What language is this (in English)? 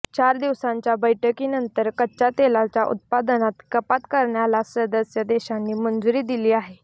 Marathi